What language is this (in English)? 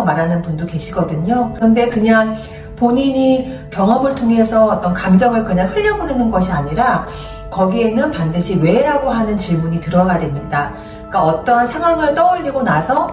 Korean